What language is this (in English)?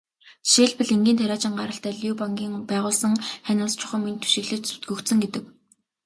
Mongolian